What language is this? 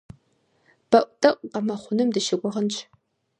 Kabardian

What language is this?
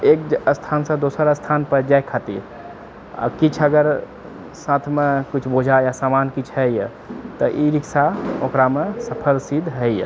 Maithili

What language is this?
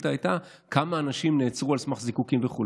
Hebrew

